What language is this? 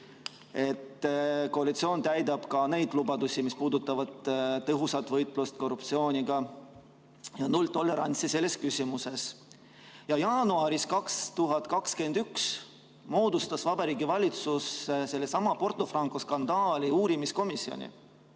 Estonian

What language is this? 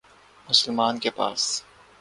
Urdu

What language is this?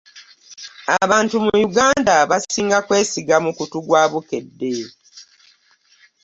Ganda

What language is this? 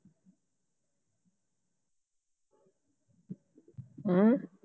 Punjabi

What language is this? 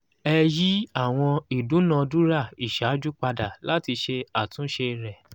Yoruba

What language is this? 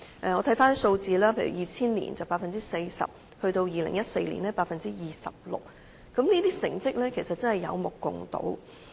Cantonese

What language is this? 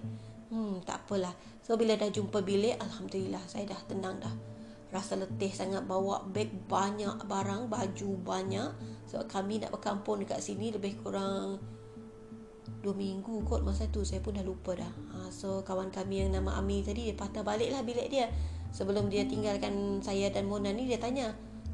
Malay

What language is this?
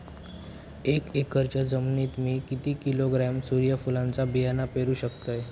Marathi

